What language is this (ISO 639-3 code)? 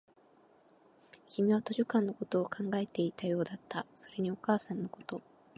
jpn